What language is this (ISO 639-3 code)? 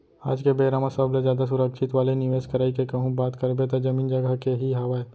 hne